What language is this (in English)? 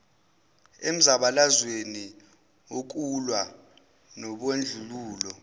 Zulu